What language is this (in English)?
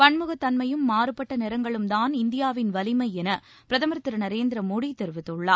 Tamil